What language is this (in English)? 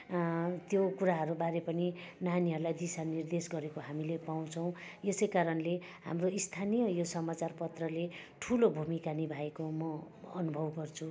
Nepali